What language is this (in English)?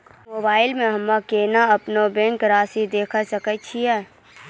Maithili